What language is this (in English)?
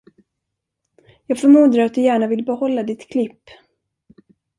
Swedish